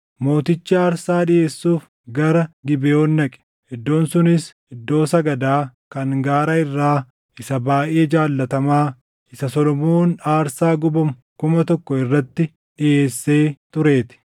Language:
Oromo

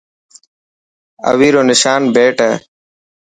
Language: Dhatki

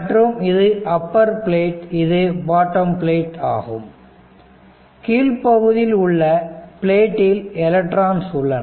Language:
Tamil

